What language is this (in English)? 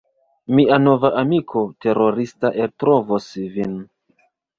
Esperanto